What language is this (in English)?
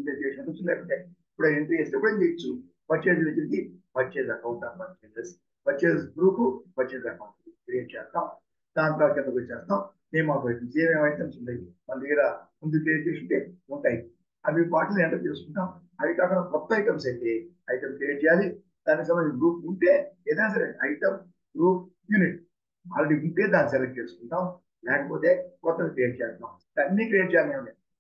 Telugu